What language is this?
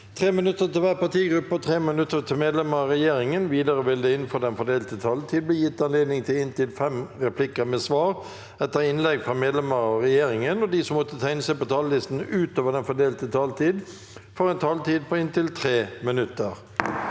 Norwegian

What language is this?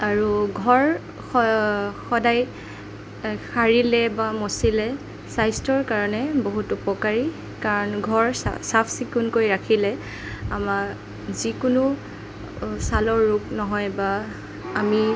Assamese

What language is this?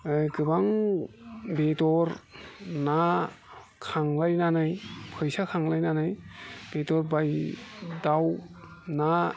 Bodo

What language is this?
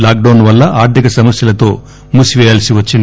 Telugu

